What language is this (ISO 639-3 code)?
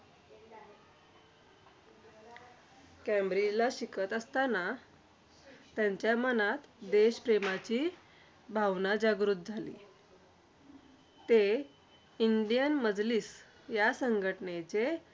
mar